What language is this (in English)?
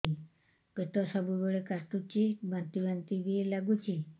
Odia